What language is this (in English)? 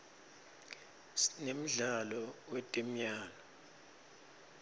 Swati